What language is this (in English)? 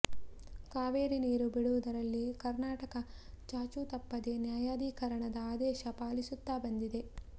Kannada